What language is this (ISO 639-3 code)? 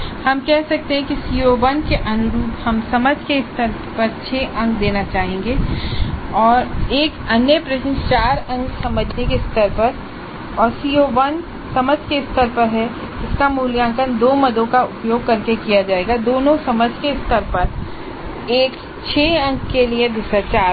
hin